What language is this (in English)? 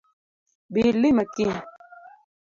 Luo (Kenya and Tanzania)